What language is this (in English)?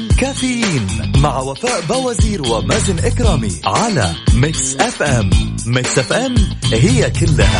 Arabic